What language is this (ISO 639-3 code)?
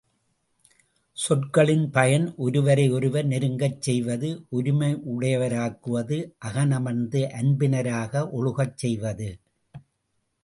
tam